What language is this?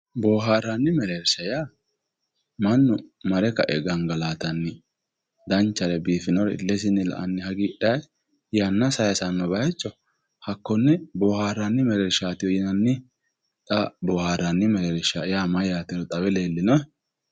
Sidamo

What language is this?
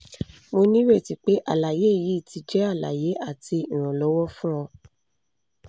Yoruba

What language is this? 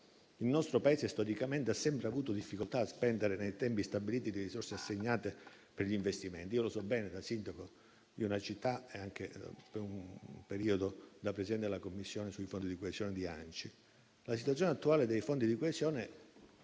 Italian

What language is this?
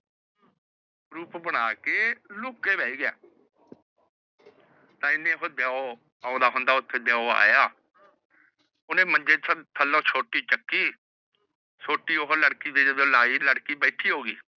Punjabi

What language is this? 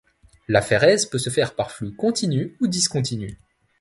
French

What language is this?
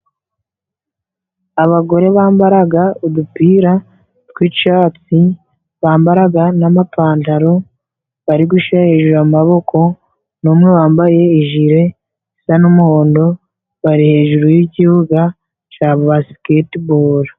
Kinyarwanda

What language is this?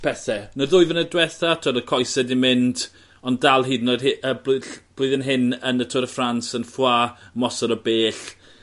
Welsh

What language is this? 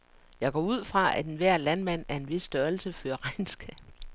Danish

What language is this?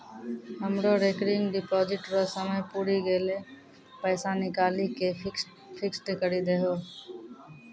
Maithili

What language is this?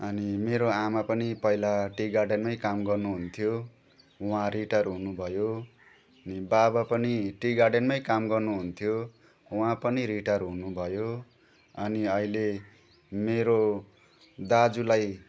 Nepali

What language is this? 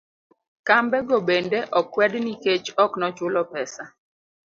Luo (Kenya and Tanzania)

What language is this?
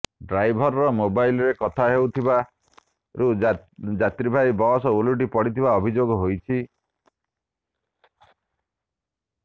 Odia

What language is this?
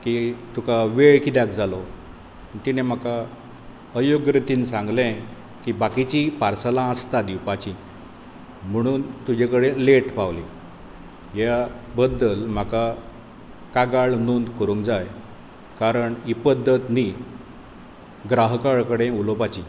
Konkani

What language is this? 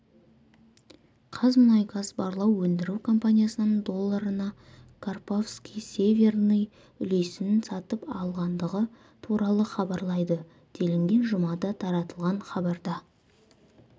Kazakh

